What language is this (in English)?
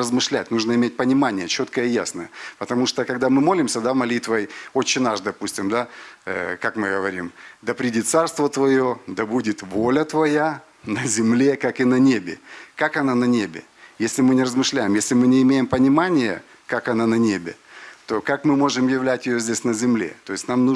Russian